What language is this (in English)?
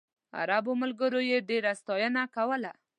Pashto